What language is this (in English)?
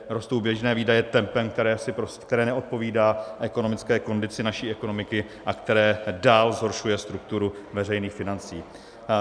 Czech